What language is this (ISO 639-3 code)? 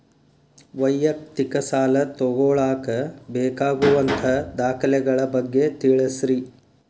kan